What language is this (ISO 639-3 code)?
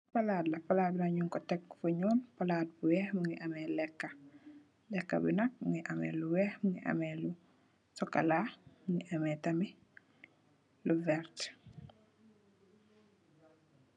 wol